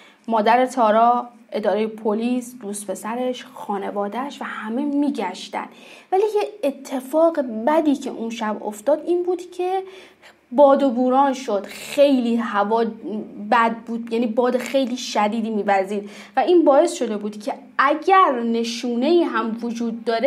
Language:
Persian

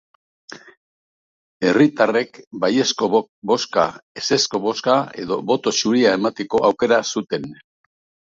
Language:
Basque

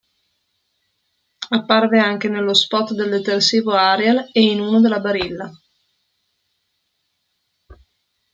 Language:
Italian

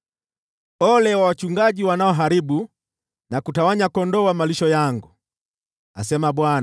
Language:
Swahili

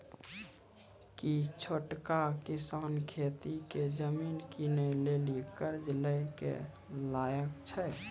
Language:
Maithili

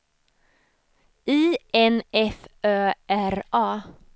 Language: Swedish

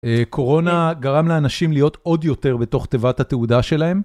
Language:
Hebrew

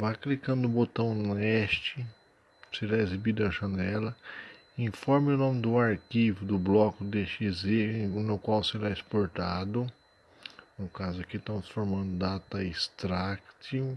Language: Portuguese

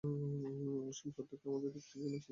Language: Bangla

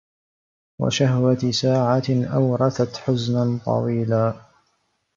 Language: Arabic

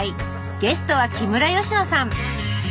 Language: Japanese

